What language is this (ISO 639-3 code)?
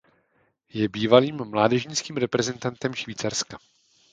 ces